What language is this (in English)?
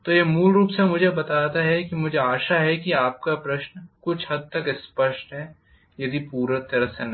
Hindi